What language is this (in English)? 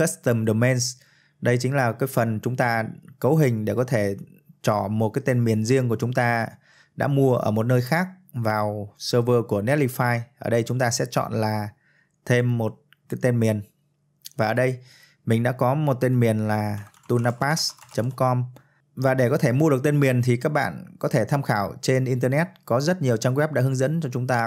Vietnamese